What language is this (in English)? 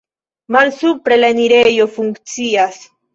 Esperanto